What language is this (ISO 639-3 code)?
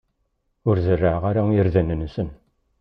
kab